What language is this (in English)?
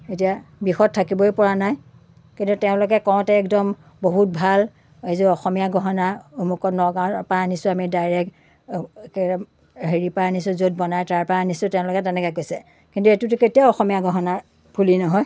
Assamese